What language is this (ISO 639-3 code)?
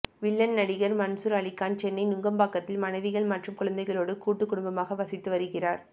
tam